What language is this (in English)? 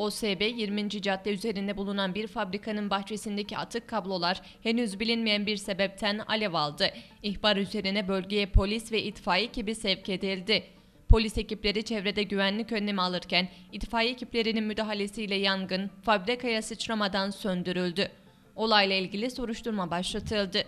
Turkish